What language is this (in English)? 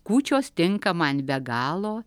Lithuanian